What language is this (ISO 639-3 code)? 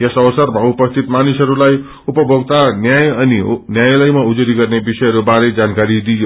nep